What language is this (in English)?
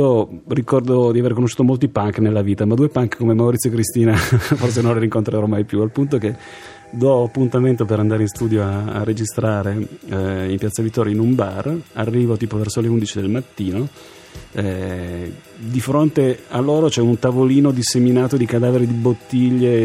Italian